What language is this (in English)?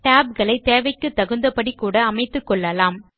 Tamil